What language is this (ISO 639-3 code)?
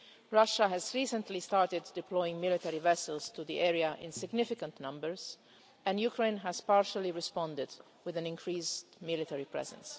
eng